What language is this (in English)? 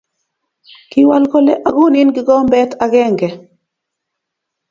Kalenjin